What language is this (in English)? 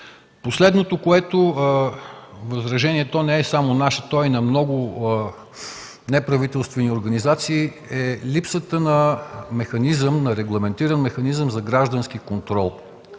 Bulgarian